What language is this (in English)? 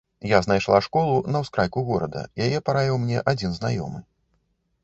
Belarusian